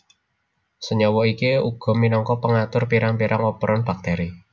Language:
Javanese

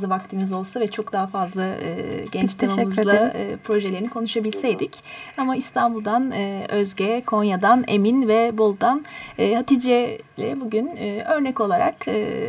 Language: Turkish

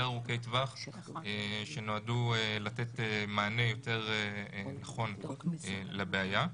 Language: Hebrew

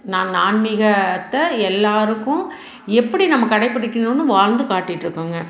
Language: Tamil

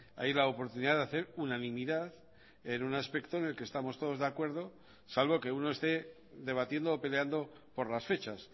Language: Spanish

